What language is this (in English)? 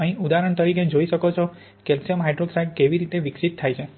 Gujarati